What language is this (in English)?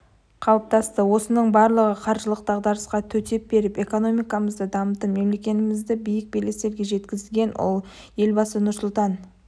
Kazakh